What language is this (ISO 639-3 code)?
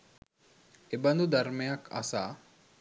sin